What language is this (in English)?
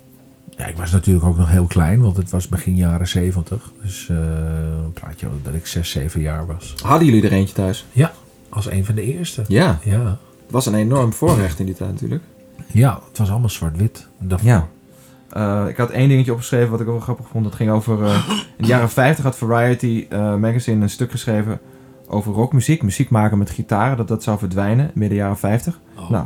Dutch